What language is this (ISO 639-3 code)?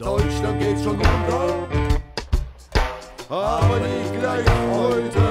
deu